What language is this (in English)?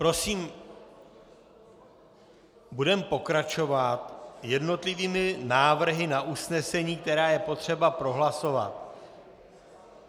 Czech